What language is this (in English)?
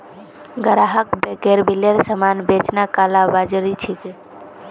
Magahi